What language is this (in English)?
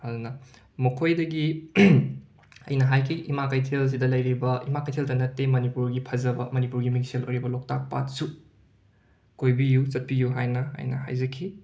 Manipuri